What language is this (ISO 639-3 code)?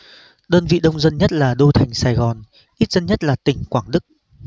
vie